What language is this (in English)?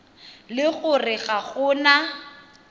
Tswana